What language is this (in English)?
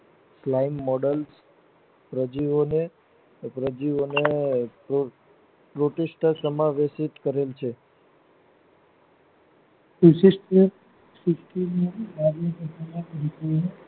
Gujarati